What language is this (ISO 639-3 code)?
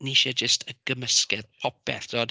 cym